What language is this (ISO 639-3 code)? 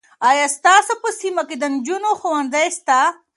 pus